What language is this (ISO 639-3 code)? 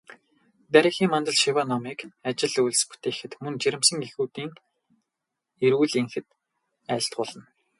mon